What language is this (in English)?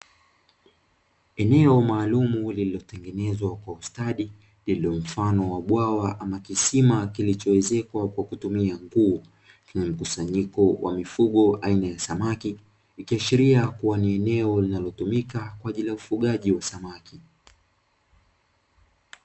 Swahili